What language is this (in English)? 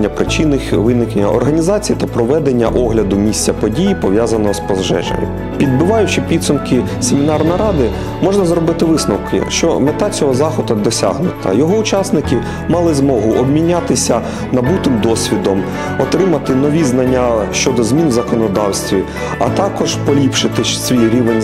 Ukrainian